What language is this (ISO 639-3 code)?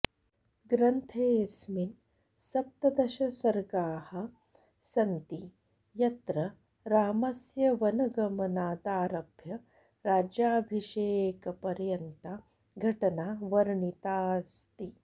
san